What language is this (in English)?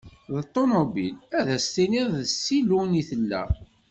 Kabyle